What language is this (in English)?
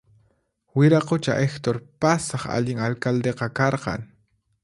Puno Quechua